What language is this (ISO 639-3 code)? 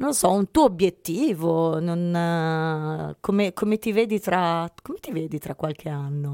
ita